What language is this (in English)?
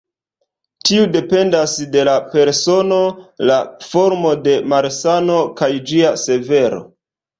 Esperanto